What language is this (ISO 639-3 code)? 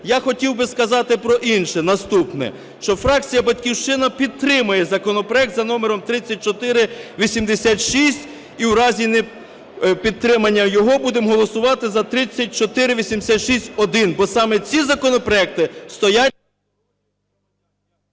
ukr